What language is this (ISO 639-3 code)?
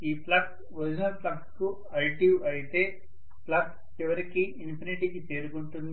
tel